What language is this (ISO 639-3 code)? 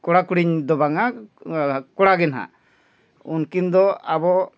sat